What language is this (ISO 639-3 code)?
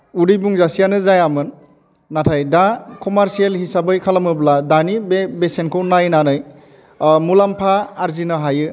brx